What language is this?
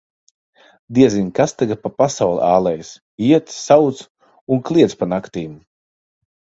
Latvian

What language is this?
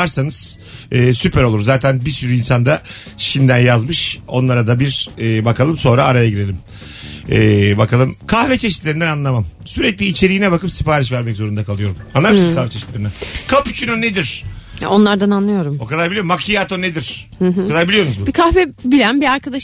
Turkish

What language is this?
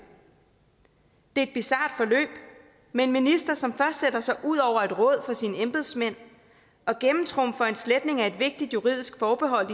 Danish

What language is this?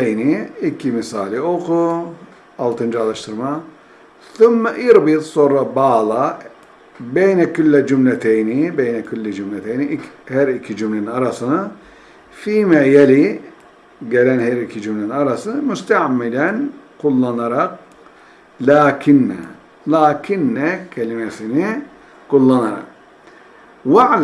Turkish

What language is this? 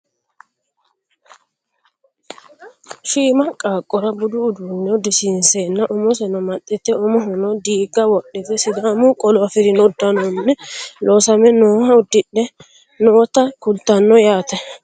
Sidamo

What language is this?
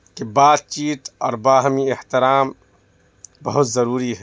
Urdu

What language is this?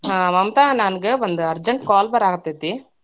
Kannada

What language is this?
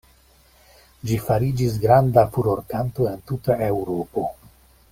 Esperanto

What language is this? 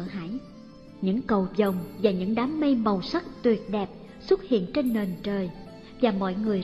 Vietnamese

